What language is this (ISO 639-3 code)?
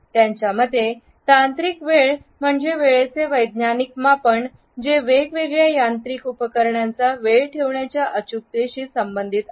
mar